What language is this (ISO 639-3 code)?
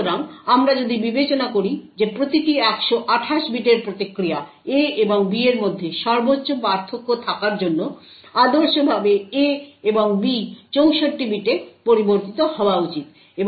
ben